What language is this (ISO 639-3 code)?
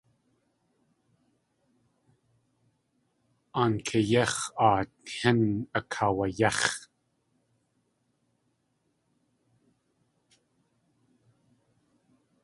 tli